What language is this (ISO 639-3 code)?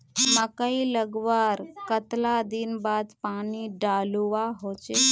mag